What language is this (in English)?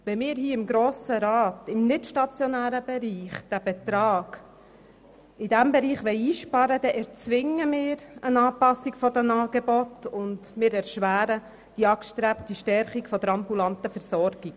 Swiss German